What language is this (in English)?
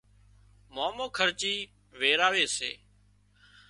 Wadiyara Koli